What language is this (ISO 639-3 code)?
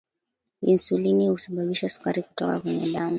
swa